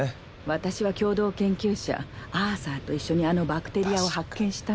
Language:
Japanese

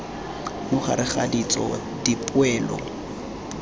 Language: Tswana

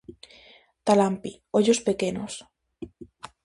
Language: Galician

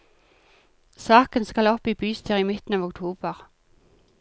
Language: Norwegian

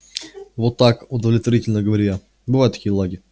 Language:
Russian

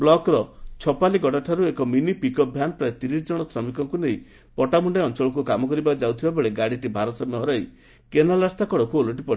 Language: Odia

